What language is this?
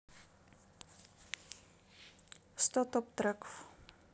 Russian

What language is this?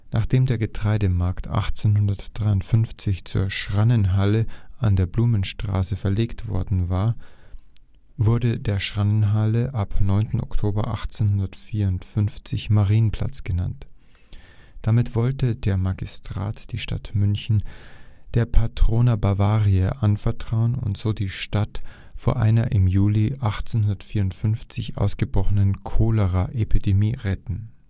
German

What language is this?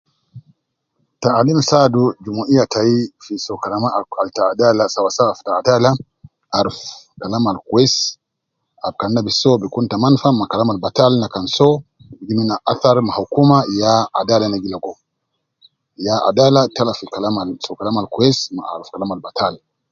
Nubi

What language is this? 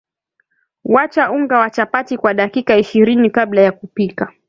Swahili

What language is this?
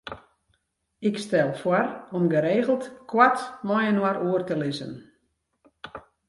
Western Frisian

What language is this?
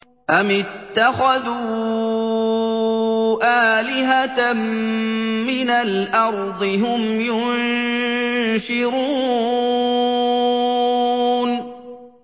Arabic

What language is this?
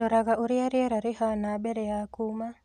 Kikuyu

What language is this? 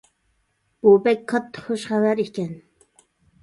Uyghur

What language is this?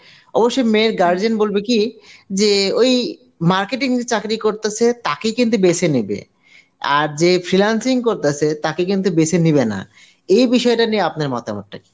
Bangla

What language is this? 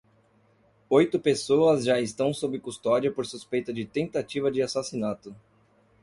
Portuguese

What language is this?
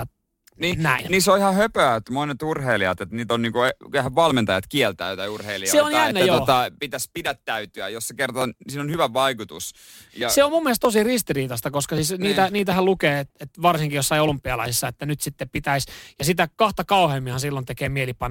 Finnish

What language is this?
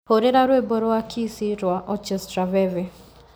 Kikuyu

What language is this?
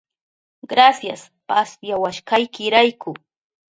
Southern Pastaza Quechua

